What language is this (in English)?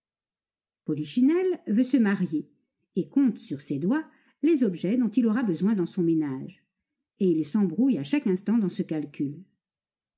French